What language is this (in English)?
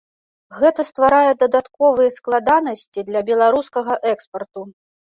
Belarusian